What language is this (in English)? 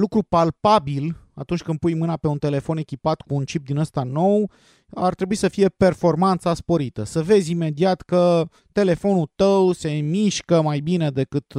Romanian